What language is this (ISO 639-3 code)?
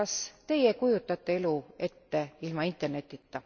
est